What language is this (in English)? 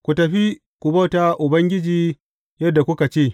Hausa